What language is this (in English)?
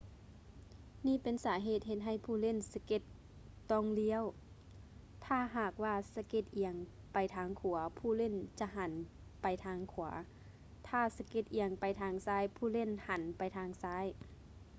Lao